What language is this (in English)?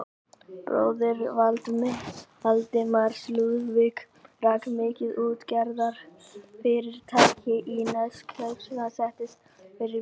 Icelandic